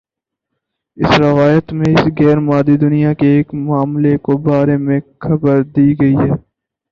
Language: Urdu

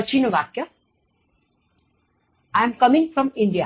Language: Gujarati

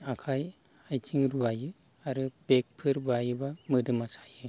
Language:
Bodo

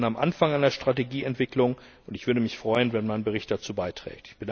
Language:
German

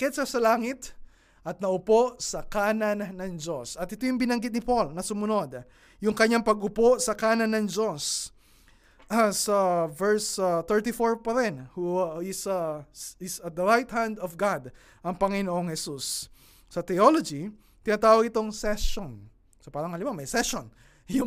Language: Filipino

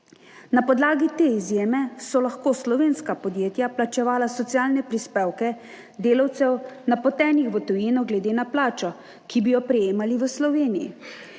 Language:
Slovenian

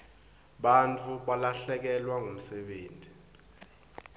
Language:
Swati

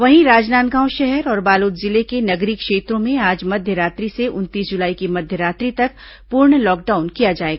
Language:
Hindi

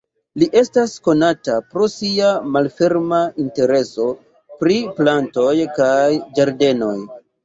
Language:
Esperanto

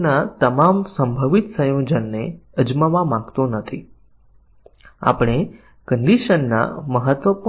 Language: Gujarati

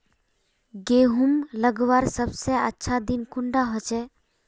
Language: Magahi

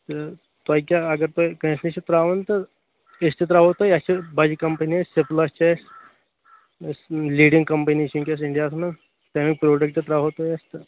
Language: Kashmiri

